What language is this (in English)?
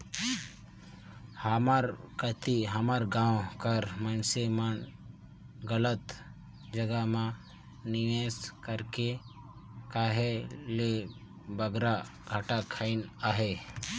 Chhattisgarhi